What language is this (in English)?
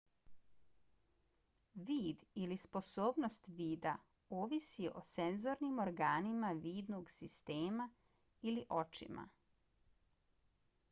Bosnian